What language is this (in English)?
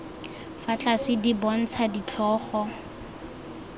Tswana